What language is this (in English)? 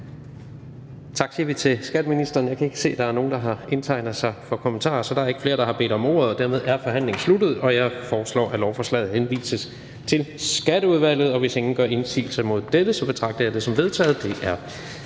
Danish